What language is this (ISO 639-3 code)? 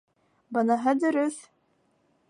bak